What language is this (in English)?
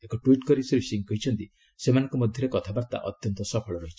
Odia